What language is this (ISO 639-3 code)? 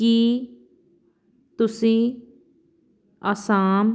pan